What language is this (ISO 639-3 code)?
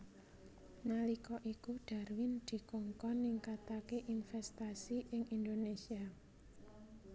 jav